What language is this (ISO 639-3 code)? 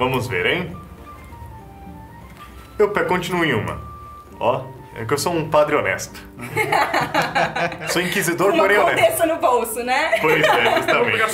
por